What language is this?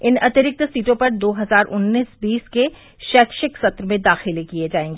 Hindi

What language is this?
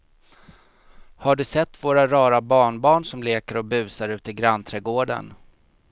Swedish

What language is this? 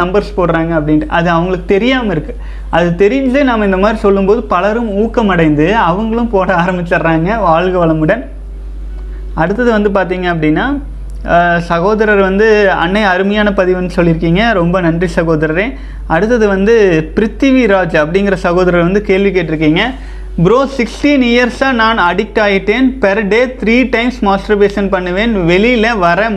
Tamil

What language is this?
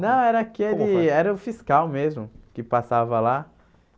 Portuguese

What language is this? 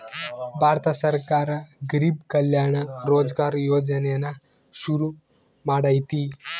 Kannada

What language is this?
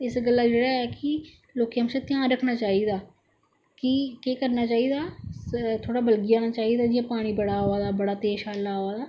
Dogri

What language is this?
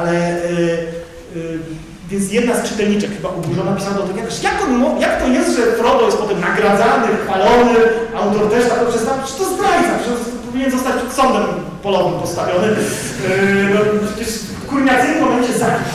Polish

